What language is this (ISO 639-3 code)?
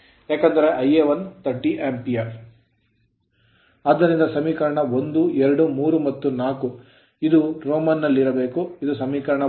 kan